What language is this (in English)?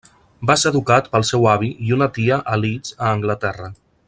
Catalan